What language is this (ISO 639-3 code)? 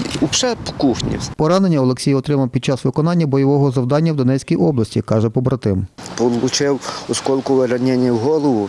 ukr